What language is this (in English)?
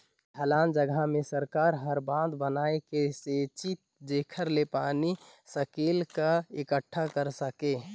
Chhattisgarhi